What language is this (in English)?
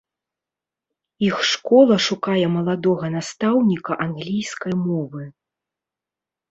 Belarusian